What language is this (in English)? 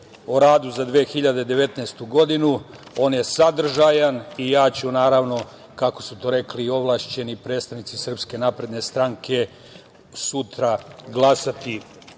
Serbian